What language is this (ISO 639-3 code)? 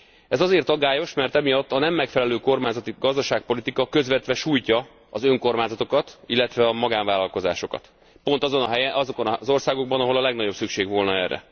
hun